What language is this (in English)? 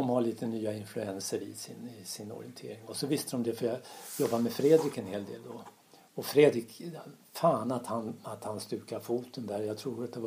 Swedish